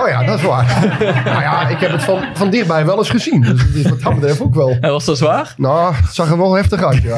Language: Dutch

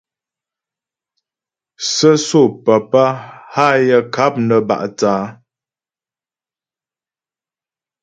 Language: Ghomala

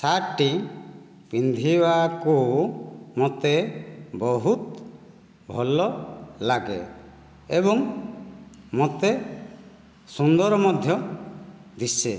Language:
Odia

